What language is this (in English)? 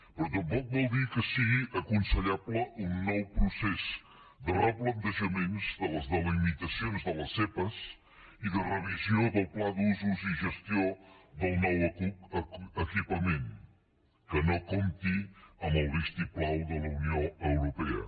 Catalan